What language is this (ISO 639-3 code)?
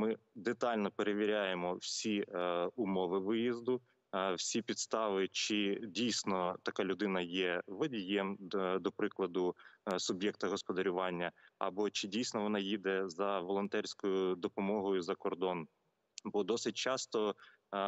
ukr